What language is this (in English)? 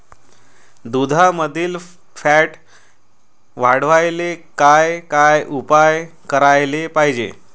Marathi